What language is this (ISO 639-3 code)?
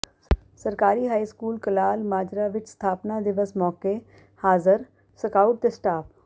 pan